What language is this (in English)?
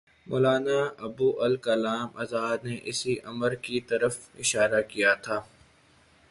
Urdu